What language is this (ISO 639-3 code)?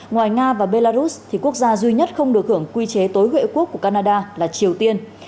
vie